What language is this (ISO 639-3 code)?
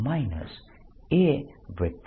guj